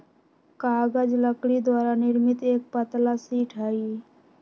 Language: Magahi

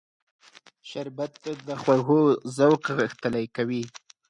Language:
Pashto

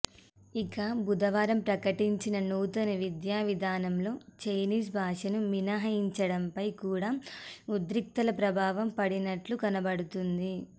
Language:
Telugu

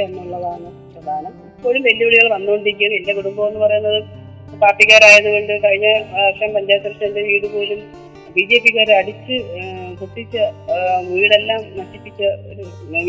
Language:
Malayalam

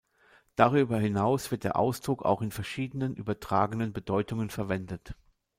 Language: German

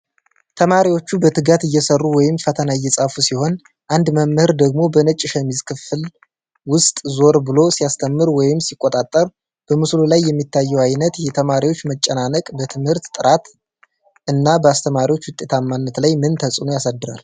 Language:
Amharic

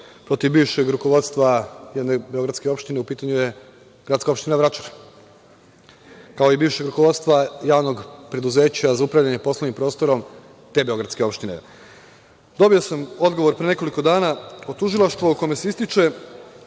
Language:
Serbian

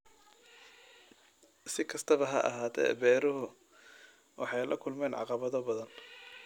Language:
Somali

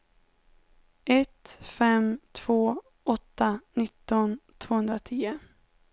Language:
Swedish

